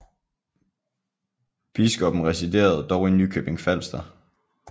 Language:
Danish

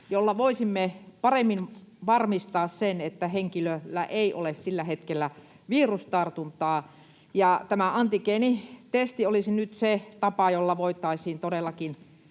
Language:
Finnish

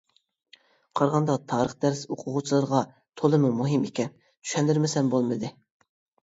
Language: Uyghur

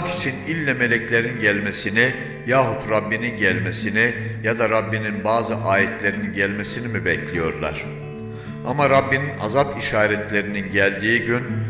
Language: Turkish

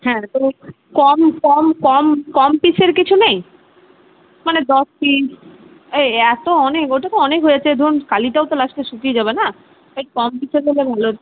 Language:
Bangla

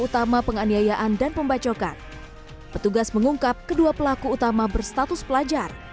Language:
Indonesian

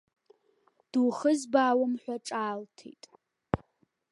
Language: Abkhazian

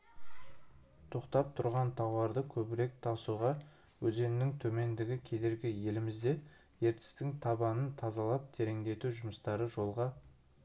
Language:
Kazakh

